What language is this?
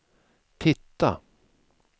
Swedish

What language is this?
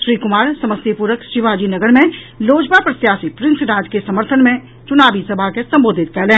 Maithili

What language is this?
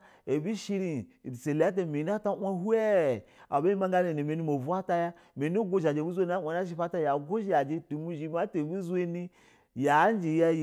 Basa (Nigeria)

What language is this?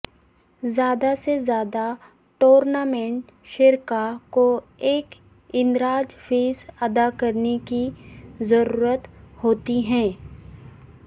Urdu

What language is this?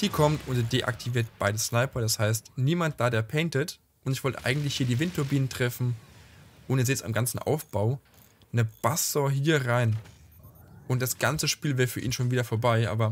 German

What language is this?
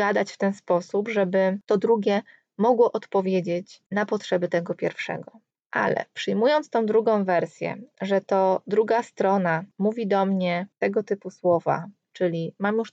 Polish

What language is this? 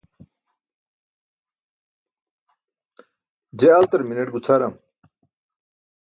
Burushaski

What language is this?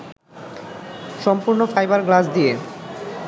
Bangla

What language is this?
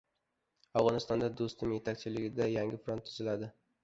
Uzbek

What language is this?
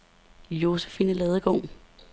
Danish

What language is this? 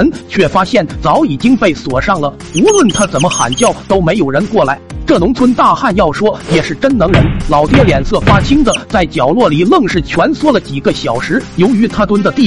Chinese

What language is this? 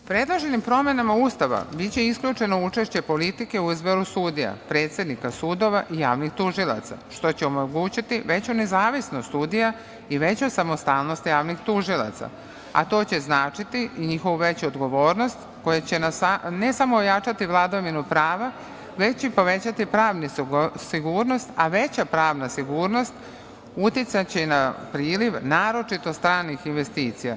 Serbian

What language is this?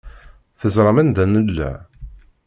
Kabyle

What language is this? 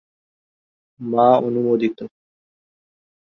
Bangla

